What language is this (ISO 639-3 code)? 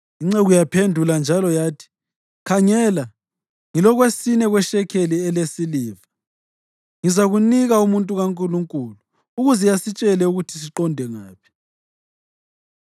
nde